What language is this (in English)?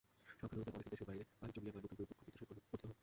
Bangla